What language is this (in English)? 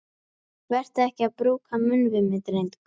Icelandic